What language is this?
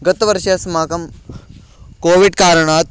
Sanskrit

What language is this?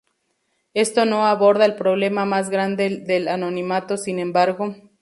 Spanish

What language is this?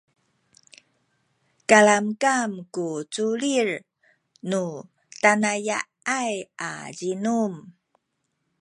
Sakizaya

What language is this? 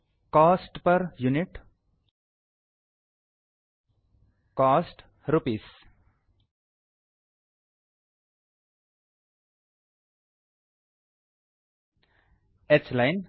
Kannada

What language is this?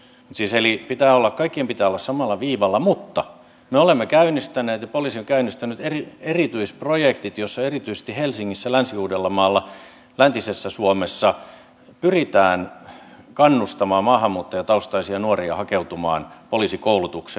Finnish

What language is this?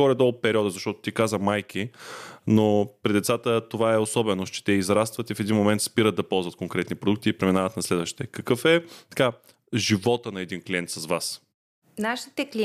Bulgarian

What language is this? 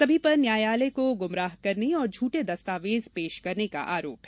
Hindi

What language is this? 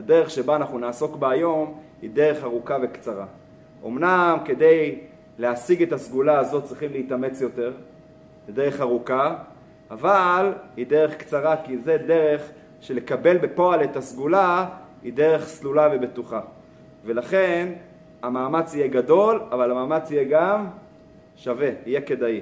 Hebrew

